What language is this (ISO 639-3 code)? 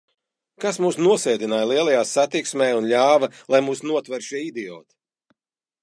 lav